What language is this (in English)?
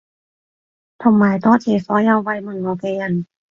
Cantonese